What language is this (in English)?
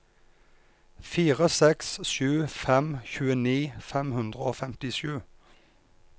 Norwegian